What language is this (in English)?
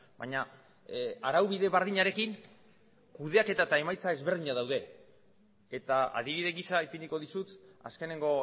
Basque